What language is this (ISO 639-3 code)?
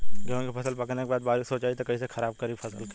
bho